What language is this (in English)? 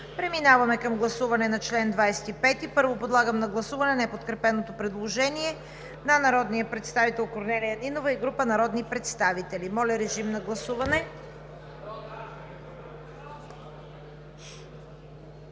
Bulgarian